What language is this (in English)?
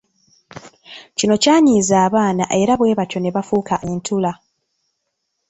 Ganda